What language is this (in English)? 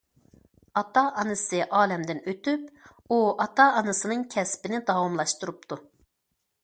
Uyghur